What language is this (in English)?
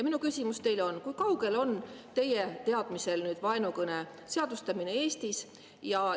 Estonian